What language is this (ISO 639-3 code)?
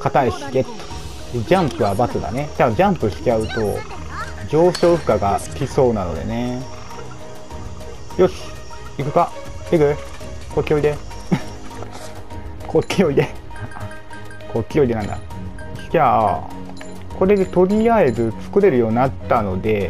jpn